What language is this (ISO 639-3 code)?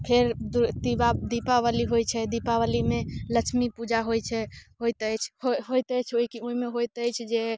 mai